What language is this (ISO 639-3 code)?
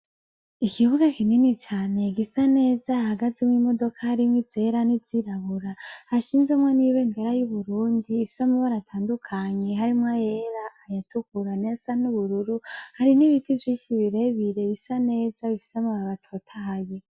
run